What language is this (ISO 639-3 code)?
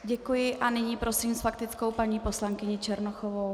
ces